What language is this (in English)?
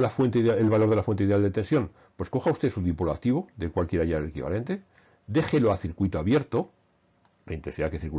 Spanish